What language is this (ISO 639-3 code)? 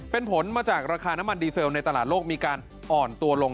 tha